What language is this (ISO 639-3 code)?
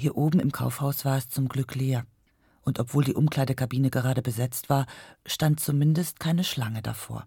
deu